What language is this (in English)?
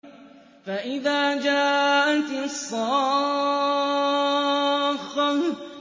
Arabic